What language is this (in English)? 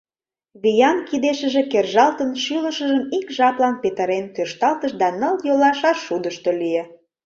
Mari